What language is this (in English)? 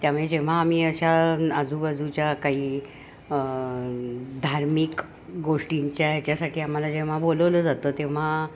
Marathi